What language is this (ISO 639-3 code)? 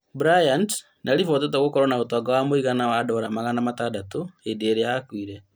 kik